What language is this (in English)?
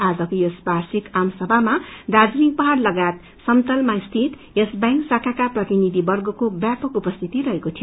Nepali